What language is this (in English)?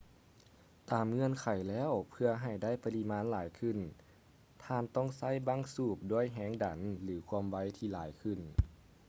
Lao